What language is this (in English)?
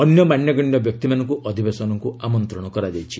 Odia